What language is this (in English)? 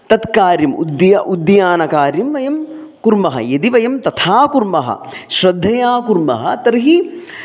Sanskrit